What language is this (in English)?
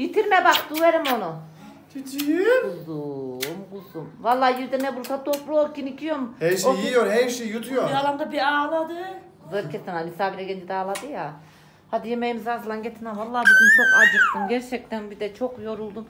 Turkish